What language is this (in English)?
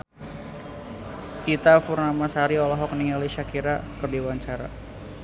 Sundanese